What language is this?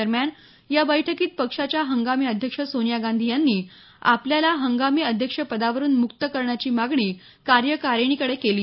Marathi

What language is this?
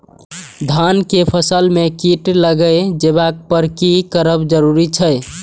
Maithili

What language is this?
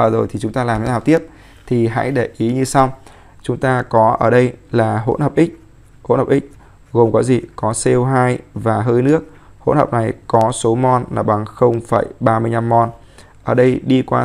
Vietnamese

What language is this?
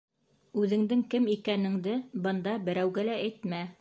Bashkir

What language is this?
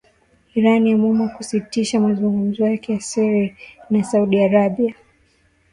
Swahili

